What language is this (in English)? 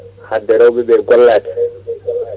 Fula